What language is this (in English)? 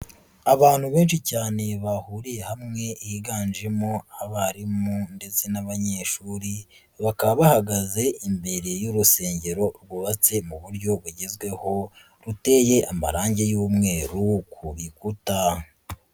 Kinyarwanda